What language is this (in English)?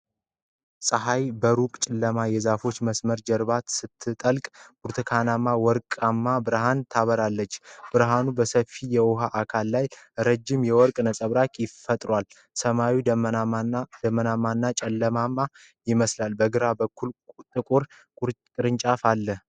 Amharic